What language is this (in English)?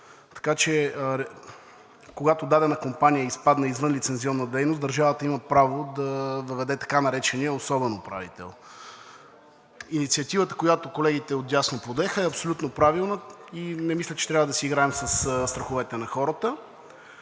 Bulgarian